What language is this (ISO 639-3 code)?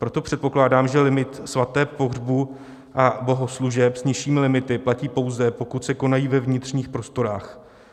ces